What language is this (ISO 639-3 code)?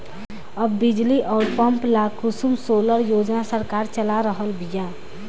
bho